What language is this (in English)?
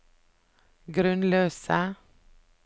Norwegian